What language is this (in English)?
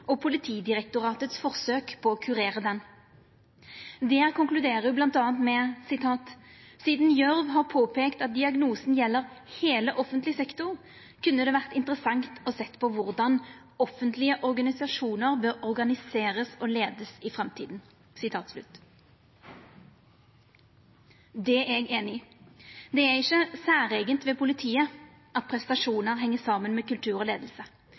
Norwegian Nynorsk